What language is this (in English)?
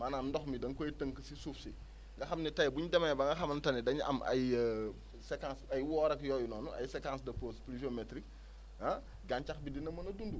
Wolof